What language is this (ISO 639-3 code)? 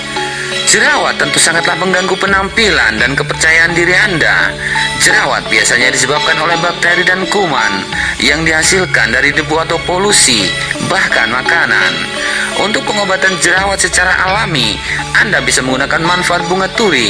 ind